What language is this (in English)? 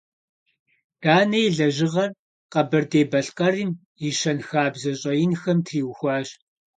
Kabardian